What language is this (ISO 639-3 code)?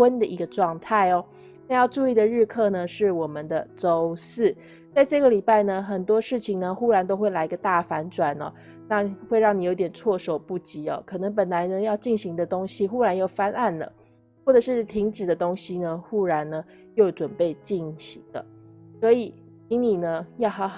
zho